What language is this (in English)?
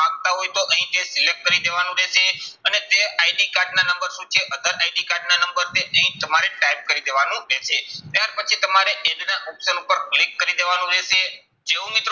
Gujarati